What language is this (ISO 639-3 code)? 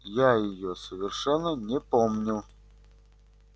rus